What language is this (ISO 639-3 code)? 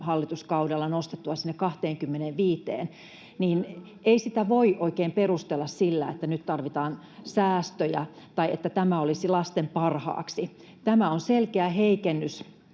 fin